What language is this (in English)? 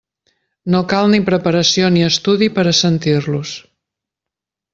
Catalan